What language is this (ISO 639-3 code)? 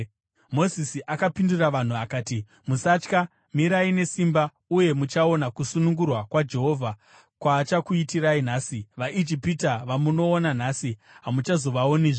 sna